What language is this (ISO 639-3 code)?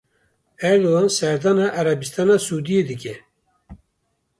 kur